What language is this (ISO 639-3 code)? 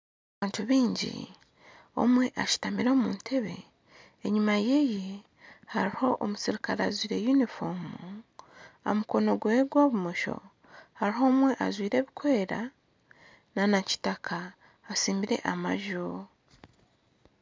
nyn